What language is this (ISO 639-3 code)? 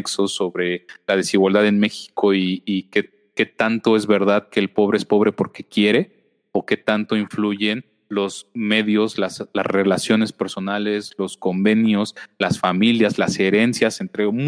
spa